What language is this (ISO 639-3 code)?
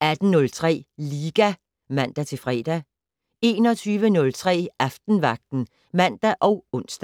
dan